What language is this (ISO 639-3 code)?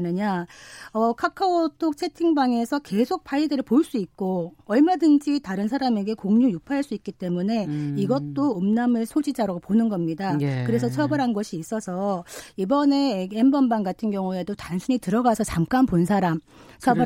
kor